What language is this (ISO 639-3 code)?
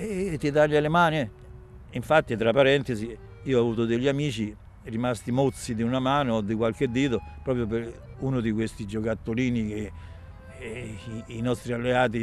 ita